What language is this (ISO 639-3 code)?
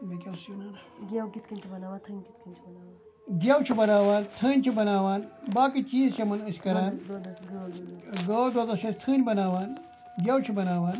kas